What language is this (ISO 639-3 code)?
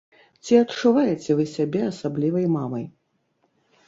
bel